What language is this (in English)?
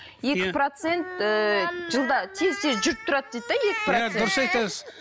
Kazakh